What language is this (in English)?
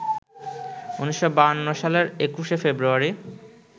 Bangla